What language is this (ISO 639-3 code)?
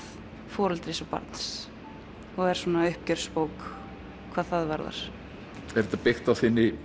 isl